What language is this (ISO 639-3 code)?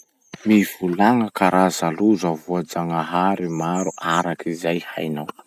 msh